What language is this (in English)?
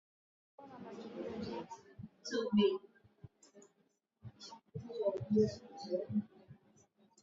Swahili